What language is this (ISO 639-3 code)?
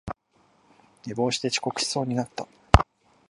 jpn